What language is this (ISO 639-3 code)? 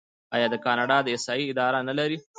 pus